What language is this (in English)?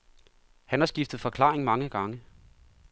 Danish